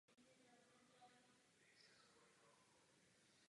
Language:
Czech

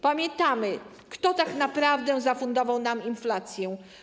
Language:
Polish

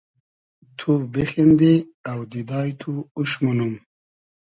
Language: Hazaragi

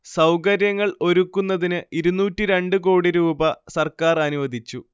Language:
Malayalam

